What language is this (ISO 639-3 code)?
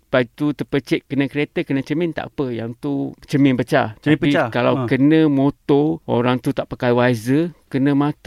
msa